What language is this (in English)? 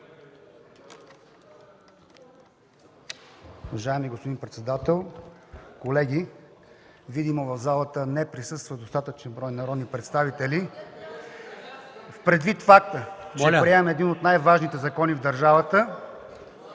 Bulgarian